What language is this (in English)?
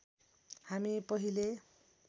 Nepali